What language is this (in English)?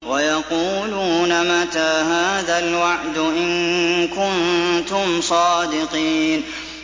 Arabic